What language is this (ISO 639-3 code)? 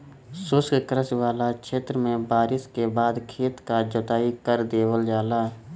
bho